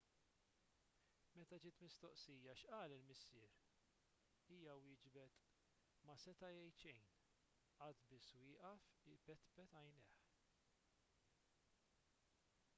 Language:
Maltese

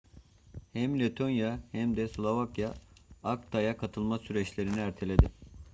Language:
Turkish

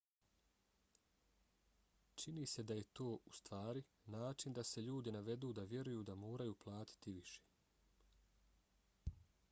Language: Bosnian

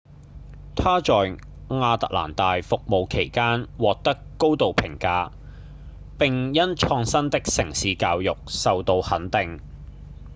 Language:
Cantonese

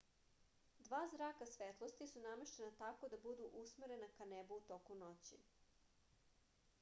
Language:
Serbian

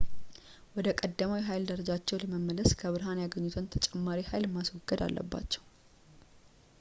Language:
Amharic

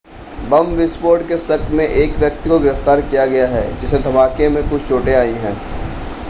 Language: Hindi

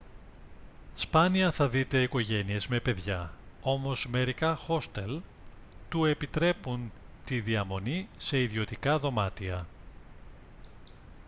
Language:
Greek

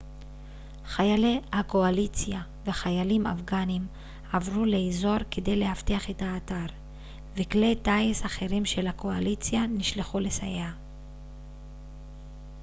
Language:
Hebrew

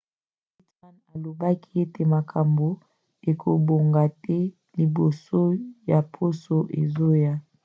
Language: Lingala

